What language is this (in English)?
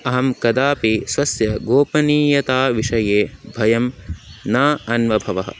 Sanskrit